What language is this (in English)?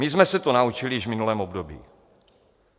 Czech